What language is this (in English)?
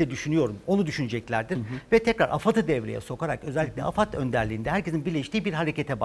Turkish